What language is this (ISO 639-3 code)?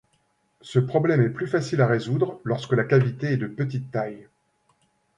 fra